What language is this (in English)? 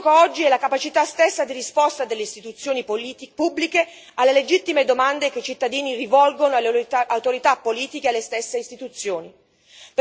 Italian